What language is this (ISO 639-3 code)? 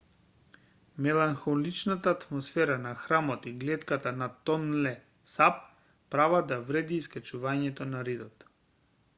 mkd